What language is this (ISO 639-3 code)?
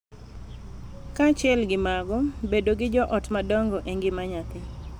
luo